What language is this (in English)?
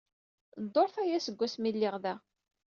Kabyle